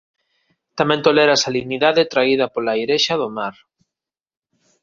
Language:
Galician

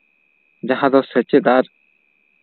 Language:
Santali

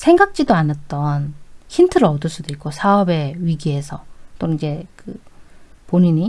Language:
Korean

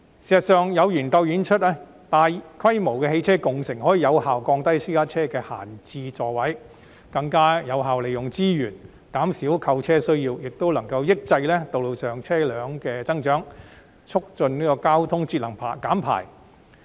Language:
Cantonese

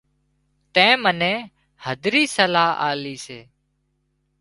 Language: Wadiyara Koli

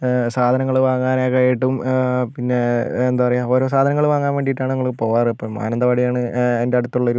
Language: Malayalam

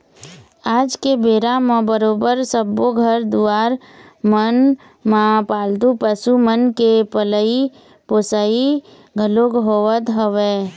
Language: Chhattisgarhi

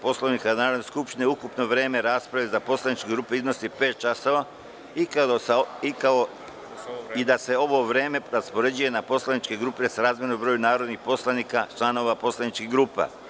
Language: Serbian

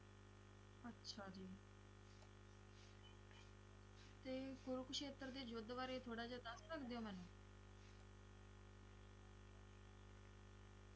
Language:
Punjabi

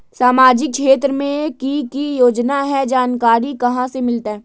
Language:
Magahi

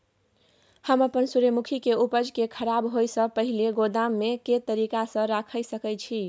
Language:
Maithili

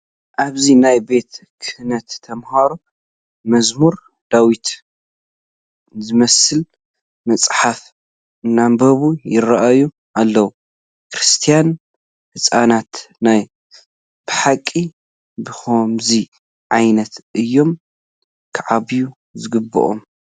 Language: Tigrinya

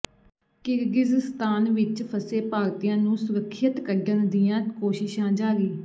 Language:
Punjabi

